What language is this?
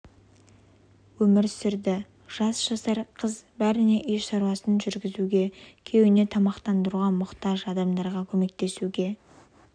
Kazakh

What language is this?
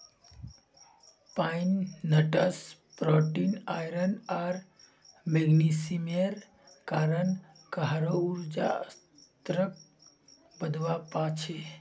Magahi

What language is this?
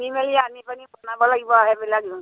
Assamese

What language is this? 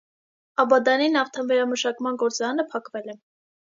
Armenian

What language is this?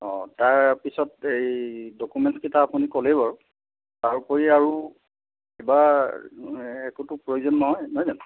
Assamese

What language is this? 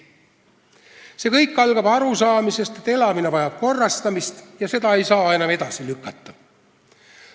Estonian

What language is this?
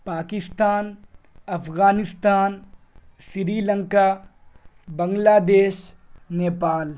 Urdu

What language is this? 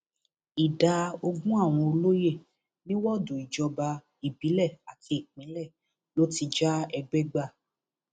Yoruba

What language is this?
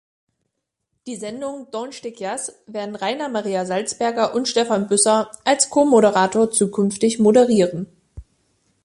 German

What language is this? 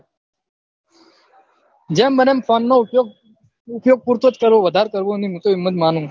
Gujarati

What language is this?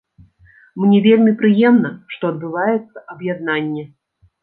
Belarusian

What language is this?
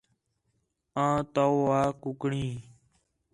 Khetrani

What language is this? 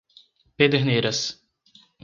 Portuguese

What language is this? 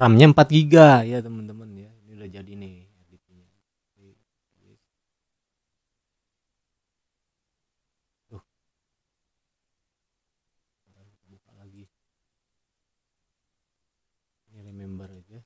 Indonesian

